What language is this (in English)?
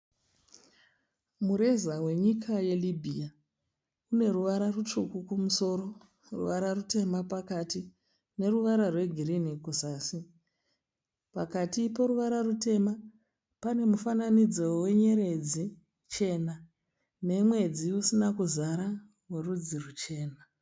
Shona